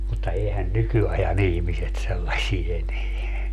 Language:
Finnish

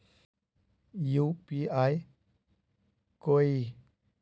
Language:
Magahi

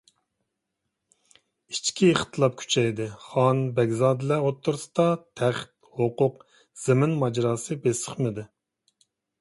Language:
Uyghur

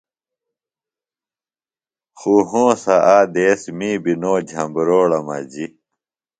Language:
Phalura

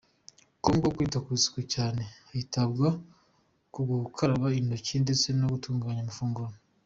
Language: Kinyarwanda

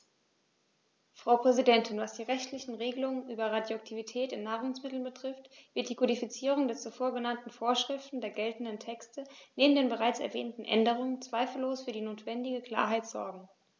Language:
German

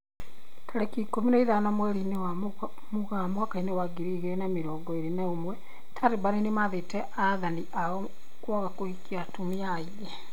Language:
Kikuyu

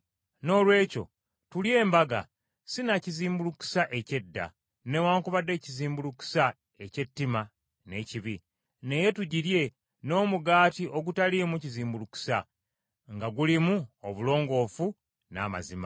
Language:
Ganda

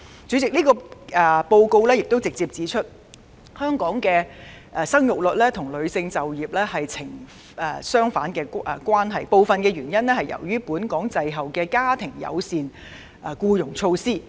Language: Cantonese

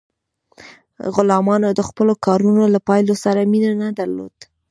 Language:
Pashto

